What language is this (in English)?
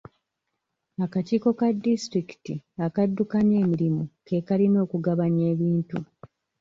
Ganda